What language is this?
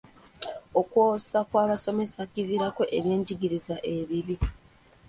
Ganda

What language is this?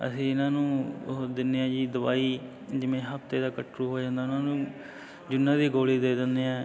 Punjabi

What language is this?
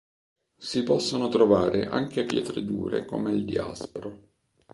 Italian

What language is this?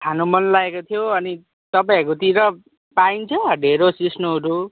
Nepali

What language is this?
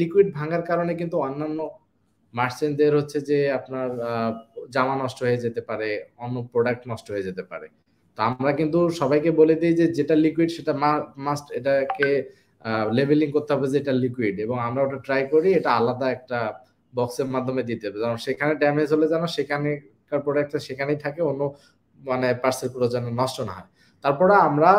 Bangla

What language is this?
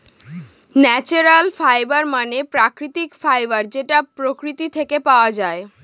Bangla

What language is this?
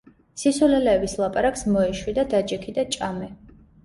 Georgian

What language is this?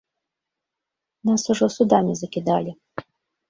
Belarusian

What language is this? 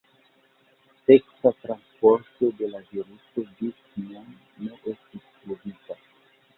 Esperanto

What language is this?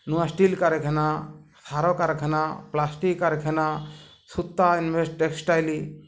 Odia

